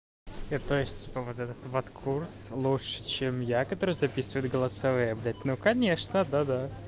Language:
Russian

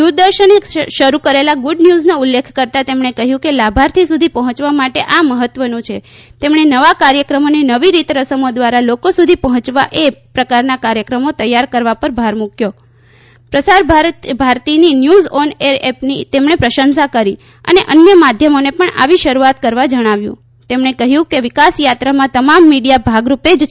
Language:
Gujarati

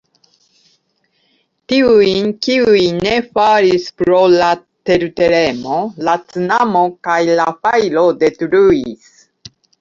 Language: Esperanto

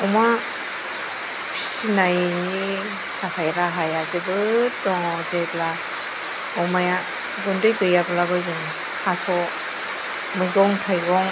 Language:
Bodo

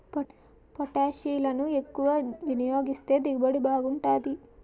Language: Telugu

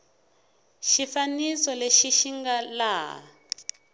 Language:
Tsonga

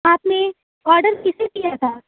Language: Urdu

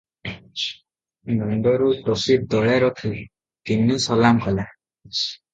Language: Odia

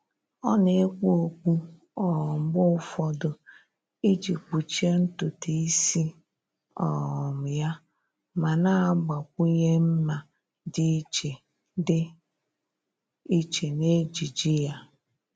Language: Igbo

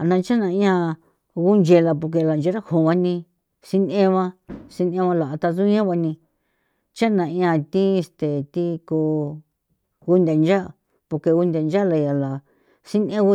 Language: San Felipe Otlaltepec Popoloca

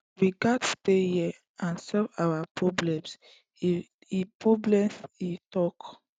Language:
Nigerian Pidgin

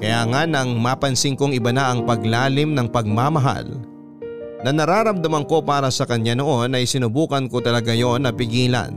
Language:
Filipino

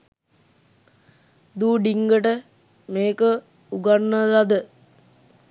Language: Sinhala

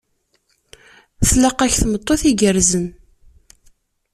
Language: Kabyle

